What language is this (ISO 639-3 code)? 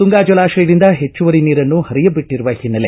kan